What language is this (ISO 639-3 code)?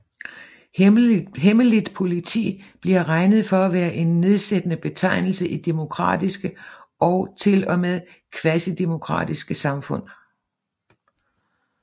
dan